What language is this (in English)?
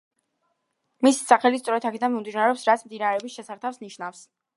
Georgian